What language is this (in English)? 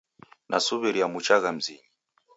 Taita